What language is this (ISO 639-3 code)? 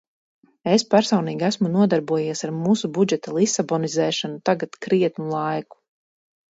lav